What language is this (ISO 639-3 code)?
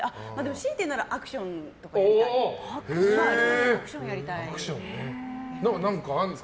jpn